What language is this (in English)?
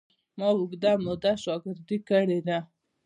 Pashto